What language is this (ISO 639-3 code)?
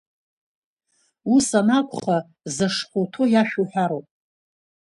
abk